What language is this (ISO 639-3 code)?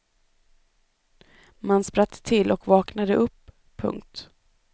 swe